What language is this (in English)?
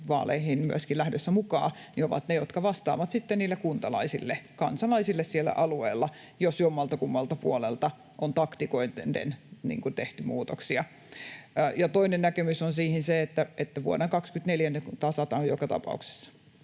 Finnish